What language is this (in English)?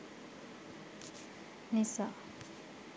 Sinhala